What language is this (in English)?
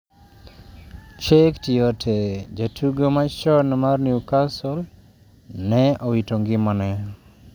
Luo (Kenya and Tanzania)